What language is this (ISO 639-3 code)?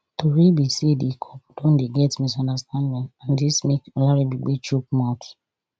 pcm